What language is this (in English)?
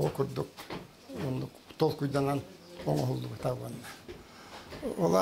Arabic